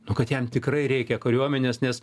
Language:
Lithuanian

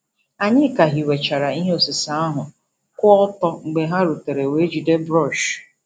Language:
Igbo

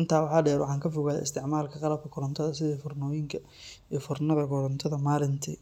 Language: Somali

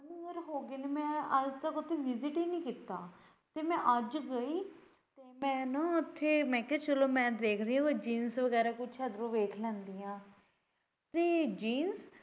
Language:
Punjabi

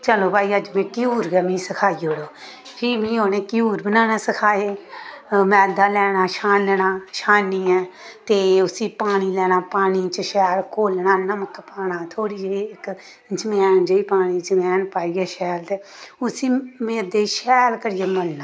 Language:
Dogri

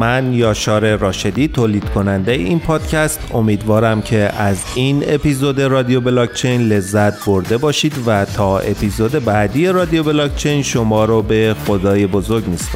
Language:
Persian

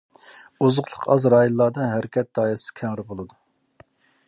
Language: Uyghur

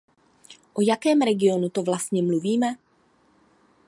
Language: Czech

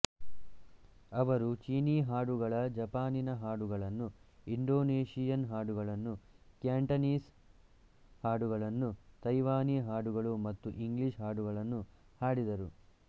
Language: Kannada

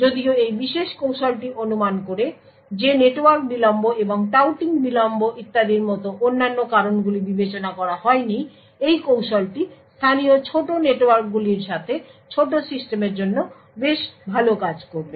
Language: Bangla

